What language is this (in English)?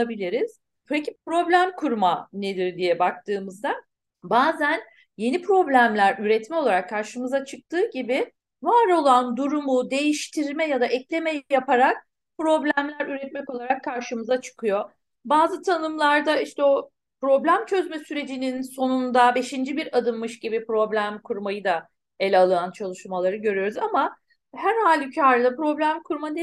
Turkish